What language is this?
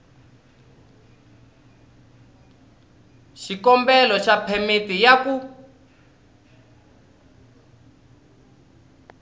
Tsonga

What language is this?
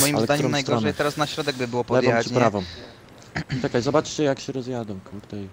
Polish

